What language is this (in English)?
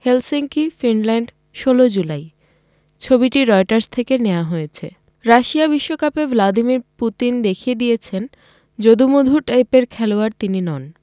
Bangla